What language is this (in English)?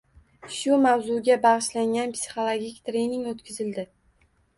Uzbek